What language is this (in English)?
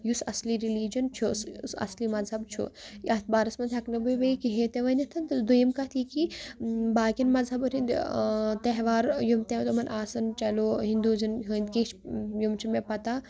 Kashmiri